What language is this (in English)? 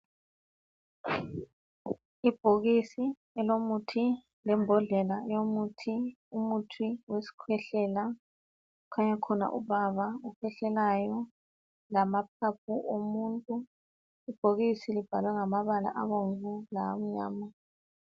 North Ndebele